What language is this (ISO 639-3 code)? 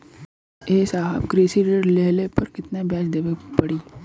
bho